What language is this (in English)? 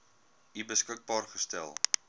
Afrikaans